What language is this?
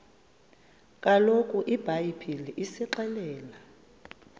Xhosa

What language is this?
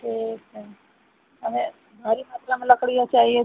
Hindi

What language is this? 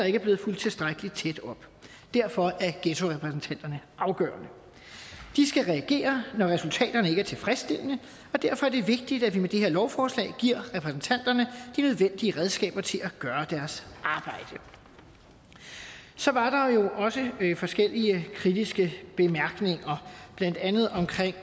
Danish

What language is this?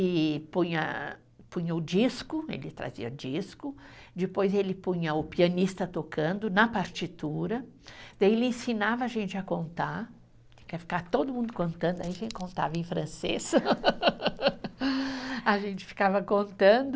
Portuguese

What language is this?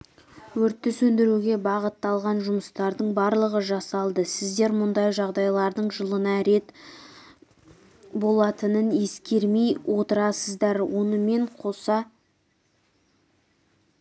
Kazakh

